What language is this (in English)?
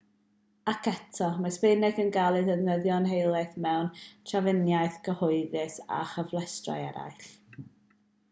Welsh